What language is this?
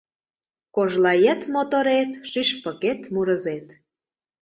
Mari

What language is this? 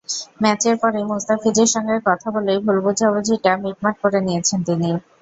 Bangla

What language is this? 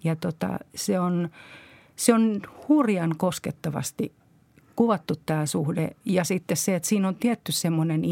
Finnish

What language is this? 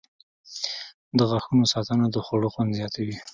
Pashto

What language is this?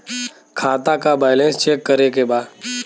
Bhojpuri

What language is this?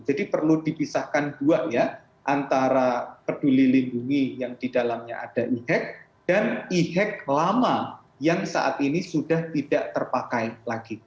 Indonesian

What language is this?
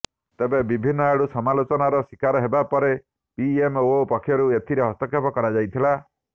Odia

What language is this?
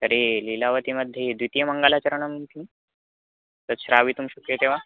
Sanskrit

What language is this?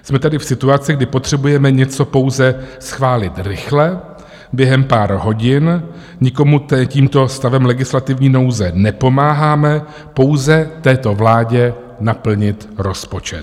Czech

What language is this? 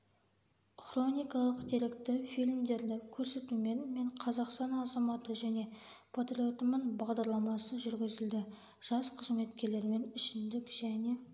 Kazakh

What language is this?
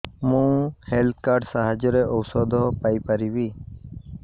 Odia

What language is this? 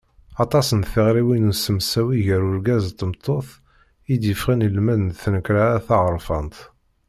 Kabyle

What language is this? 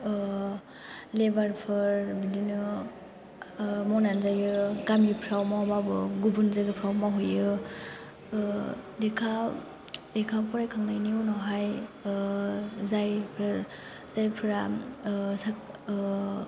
Bodo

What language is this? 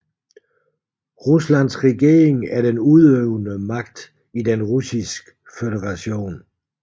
Danish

